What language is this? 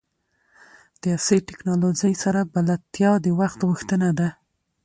Pashto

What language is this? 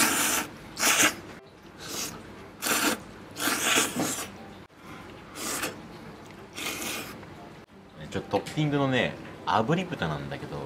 Japanese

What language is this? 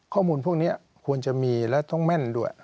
Thai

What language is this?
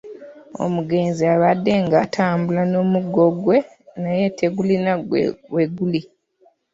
Ganda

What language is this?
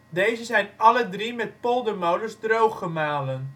Dutch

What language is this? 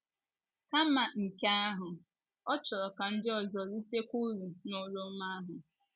Igbo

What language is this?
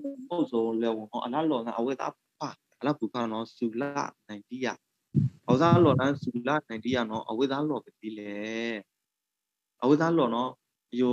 Thai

